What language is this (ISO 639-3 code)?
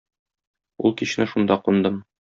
tat